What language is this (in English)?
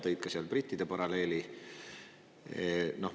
Estonian